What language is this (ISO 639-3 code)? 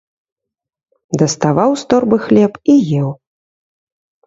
bel